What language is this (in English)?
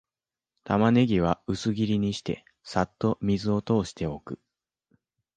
Japanese